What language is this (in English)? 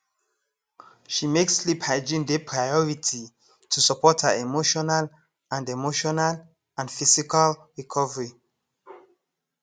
Nigerian Pidgin